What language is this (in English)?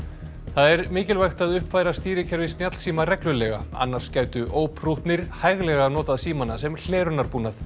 Icelandic